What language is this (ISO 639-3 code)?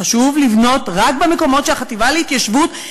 heb